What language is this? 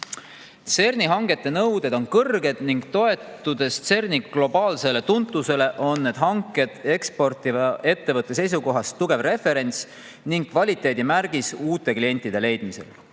Estonian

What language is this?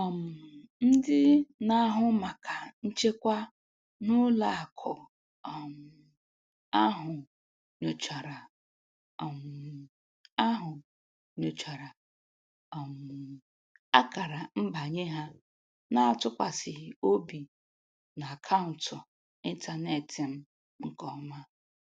Igbo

